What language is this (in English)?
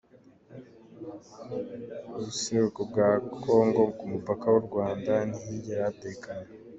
Kinyarwanda